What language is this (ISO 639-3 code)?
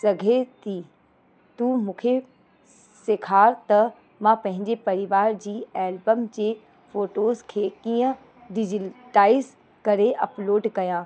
snd